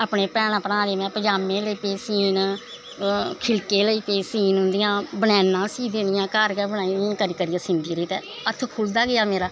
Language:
Dogri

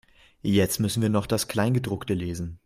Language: German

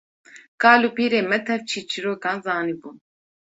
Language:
Kurdish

